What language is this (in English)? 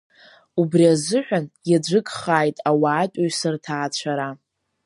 Abkhazian